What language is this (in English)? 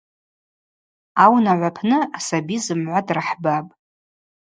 Abaza